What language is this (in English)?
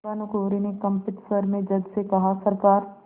Hindi